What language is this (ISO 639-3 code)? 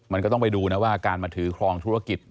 tha